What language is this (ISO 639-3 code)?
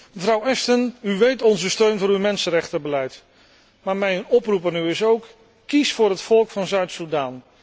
nld